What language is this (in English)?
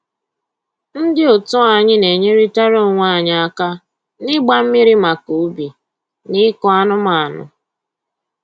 Igbo